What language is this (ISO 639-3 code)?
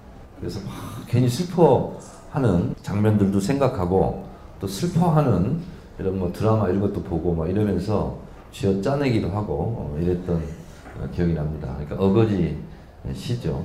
kor